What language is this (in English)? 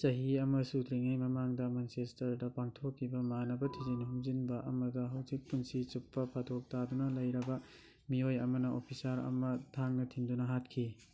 Manipuri